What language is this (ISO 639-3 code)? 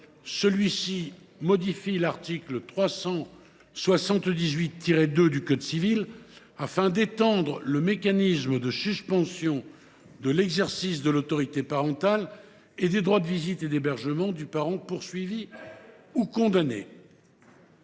fra